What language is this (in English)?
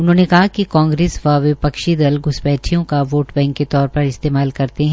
Hindi